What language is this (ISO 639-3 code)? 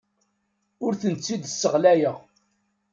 kab